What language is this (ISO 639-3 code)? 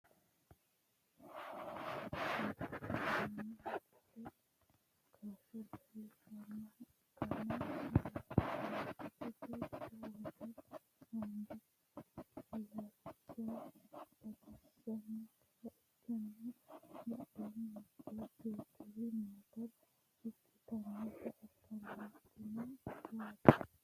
sid